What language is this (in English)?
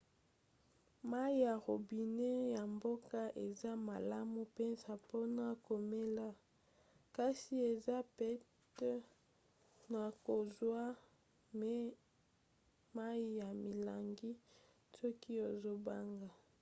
Lingala